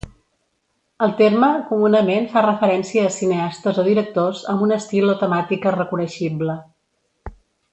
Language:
Catalan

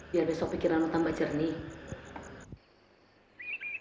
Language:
Indonesian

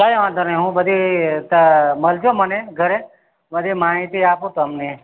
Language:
Gujarati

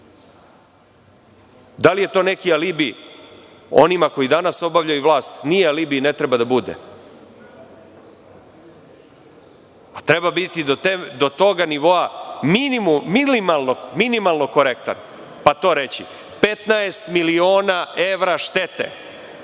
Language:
Serbian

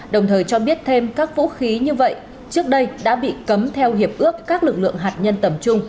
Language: Vietnamese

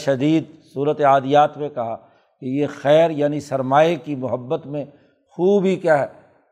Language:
Urdu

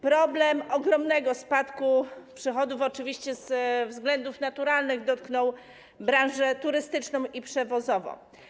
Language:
Polish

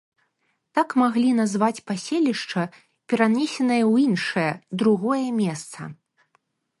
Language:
Belarusian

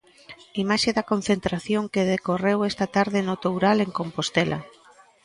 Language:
Galician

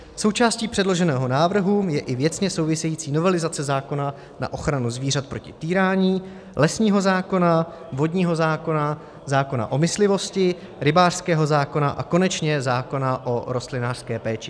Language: Czech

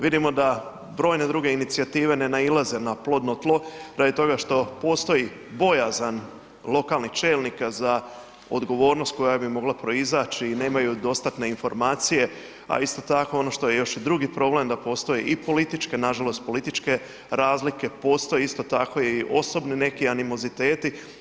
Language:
Croatian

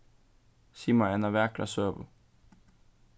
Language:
Faroese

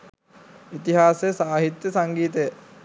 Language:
Sinhala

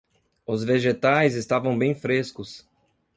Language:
Portuguese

